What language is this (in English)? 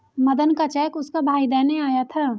Hindi